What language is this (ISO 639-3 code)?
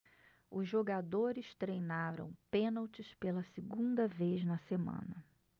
por